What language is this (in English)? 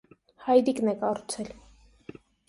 Armenian